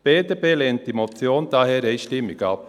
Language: Swiss German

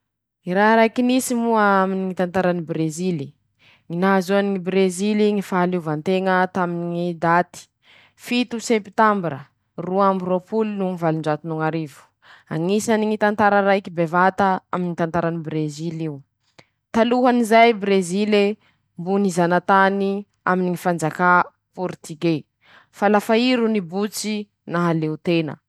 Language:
Masikoro Malagasy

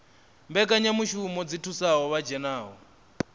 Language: Venda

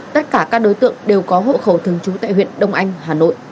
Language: Vietnamese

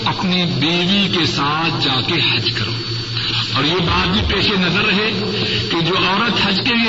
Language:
Urdu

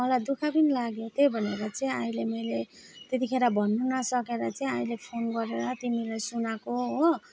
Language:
Nepali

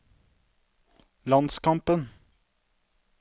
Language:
Norwegian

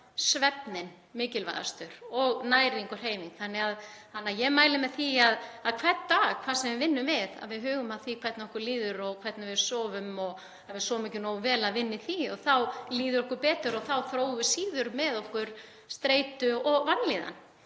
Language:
Icelandic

